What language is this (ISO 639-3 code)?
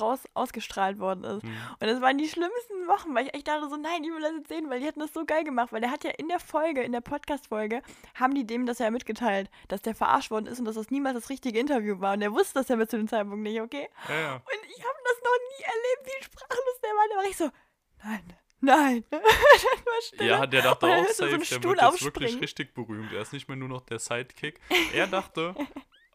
deu